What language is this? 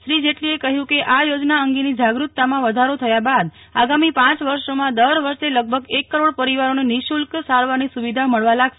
Gujarati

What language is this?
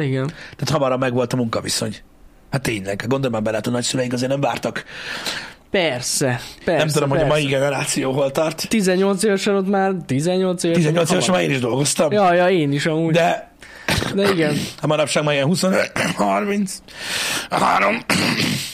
Hungarian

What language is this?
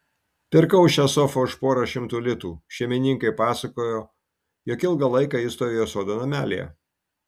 Lithuanian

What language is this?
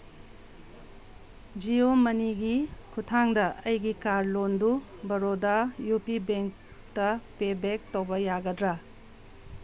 Manipuri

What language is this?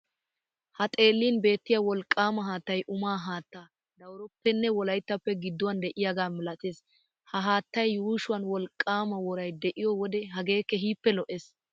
Wolaytta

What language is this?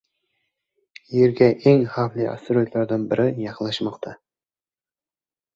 Uzbek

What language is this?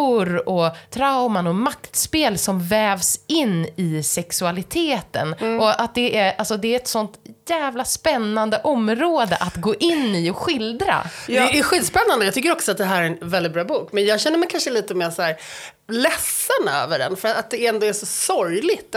Swedish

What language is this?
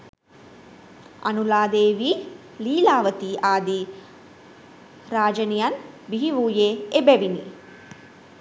Sinhala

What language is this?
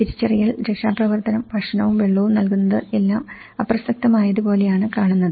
Malayalam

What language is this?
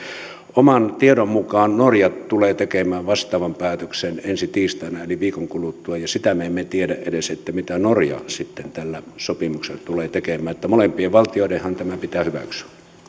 Finnish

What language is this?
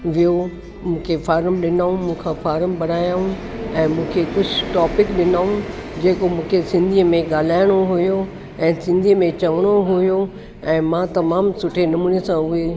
Sindhi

